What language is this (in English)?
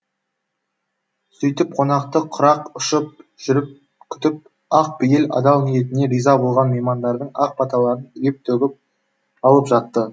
Kazakh